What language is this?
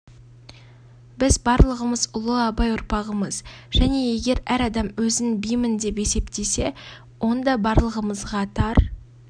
Kazakh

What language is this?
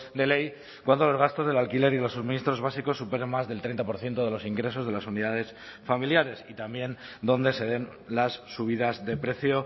Spanish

